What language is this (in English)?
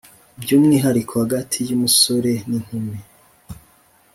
Kinyarwanda